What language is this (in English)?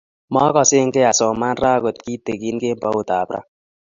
Kalenjin